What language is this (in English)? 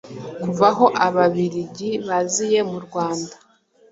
Kinyarwanda